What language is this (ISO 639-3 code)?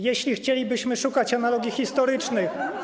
pol